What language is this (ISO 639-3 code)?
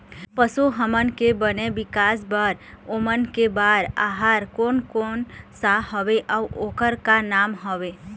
hne